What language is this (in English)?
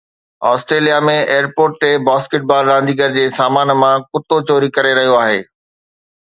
Sindhi